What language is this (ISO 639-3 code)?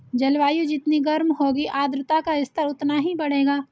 hin